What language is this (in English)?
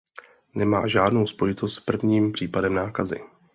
Czech